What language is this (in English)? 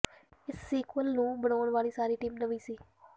Punjabi